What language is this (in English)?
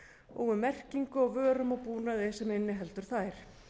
Icelandic